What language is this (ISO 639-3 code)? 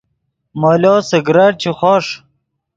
ydg